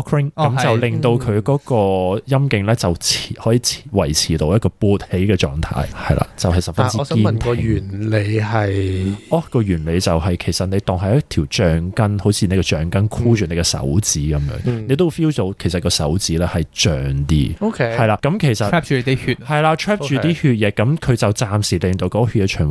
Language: Chinese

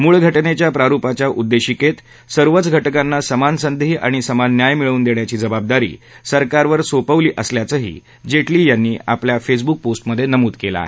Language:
Marathi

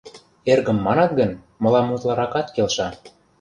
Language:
Mari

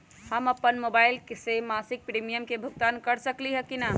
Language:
Magahi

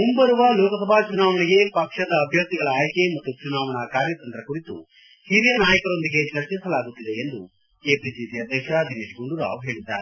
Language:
Kannada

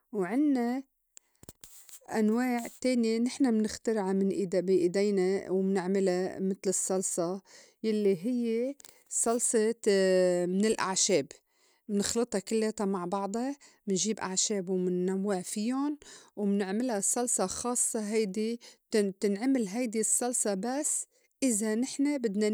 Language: North Levantine Arabic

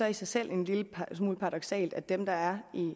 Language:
Danish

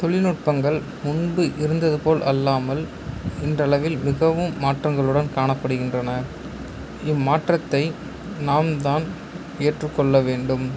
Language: Tamil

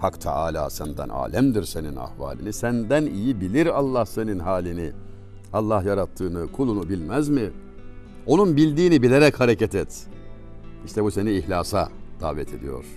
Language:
Turkish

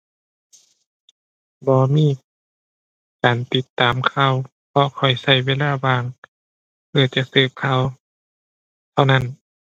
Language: Thai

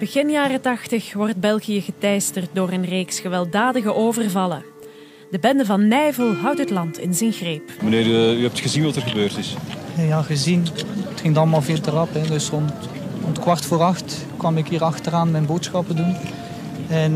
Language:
Dutch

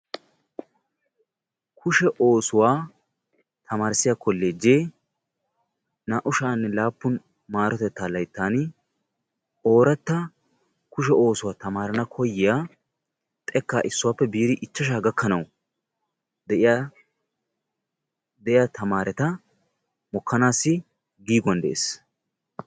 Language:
Wolaytta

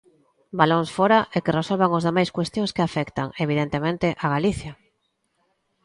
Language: Galician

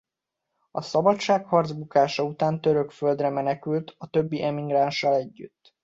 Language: Hungarian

